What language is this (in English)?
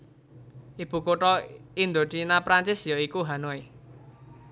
Javanese